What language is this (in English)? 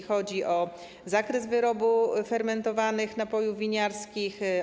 Polish